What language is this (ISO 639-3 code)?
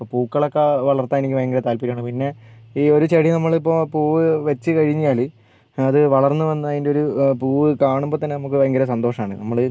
mal